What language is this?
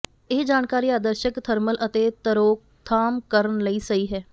Punjabi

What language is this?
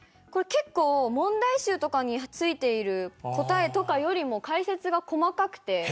Japanese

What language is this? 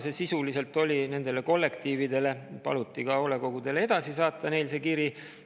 Estonian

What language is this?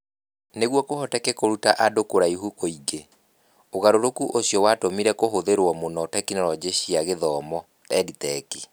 Kikuyu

